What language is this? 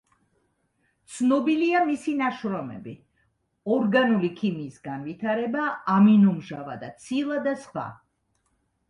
Georgian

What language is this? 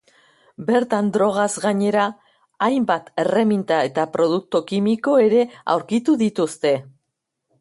Basque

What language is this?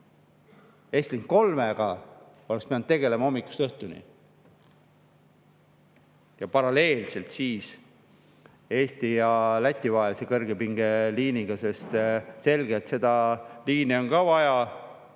Estonian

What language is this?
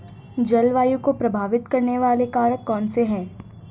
Hindi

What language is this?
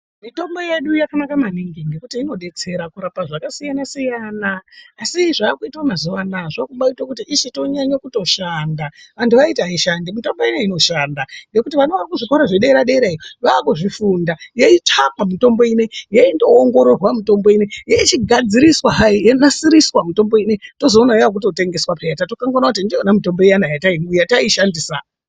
Ndau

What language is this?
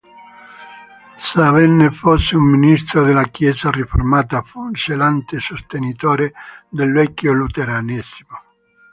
Italian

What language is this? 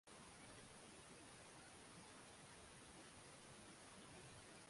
Swahili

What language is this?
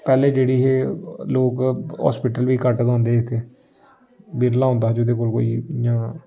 Dogri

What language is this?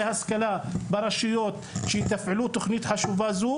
Hebrew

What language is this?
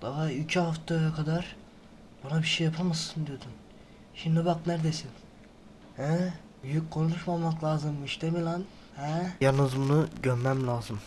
Turkish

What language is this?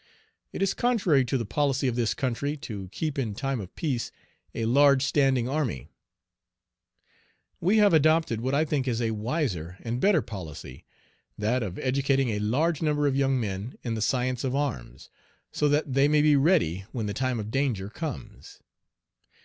English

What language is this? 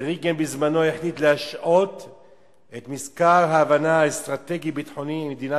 Hebrew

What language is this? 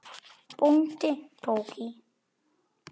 Icelandic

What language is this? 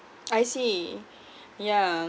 English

